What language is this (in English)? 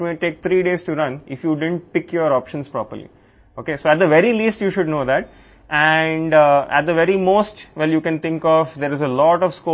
Telugu